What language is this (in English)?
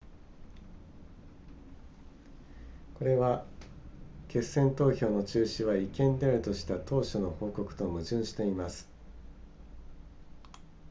Japanese